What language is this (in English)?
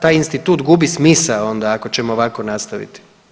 Croatian